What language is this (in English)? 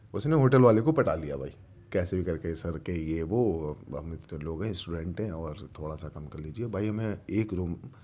Urdu